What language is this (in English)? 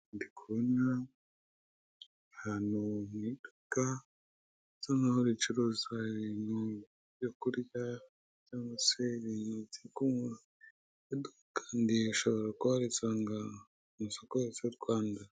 Kinyarwanda